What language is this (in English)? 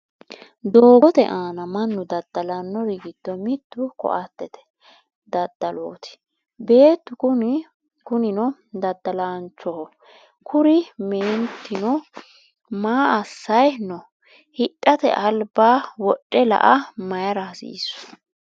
Sidamo